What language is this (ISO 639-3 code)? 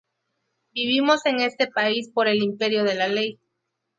spa